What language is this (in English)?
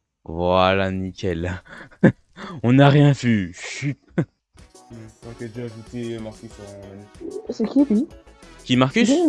French